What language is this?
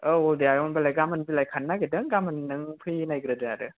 Bodo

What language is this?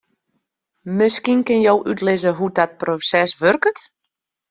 Western Frisian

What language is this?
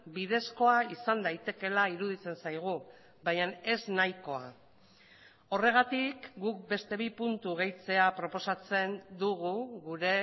Basque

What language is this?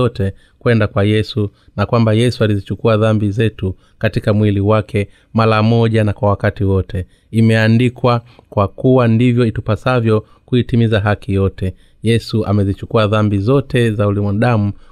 Swahili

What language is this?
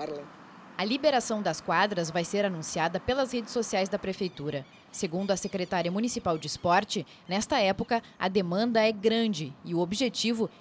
Portuguese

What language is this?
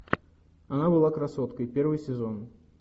Russian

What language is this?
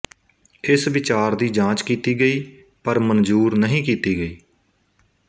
Punjabi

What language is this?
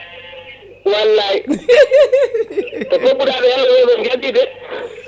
Fula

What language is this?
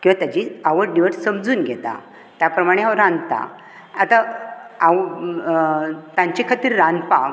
Konkani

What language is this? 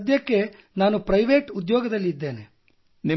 Kannada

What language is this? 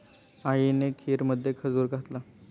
Marathi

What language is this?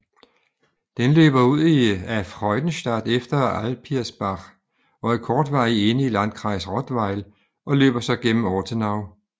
Danish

